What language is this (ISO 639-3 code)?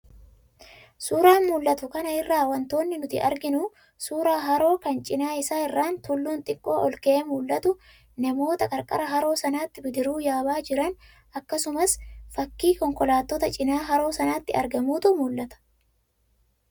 orm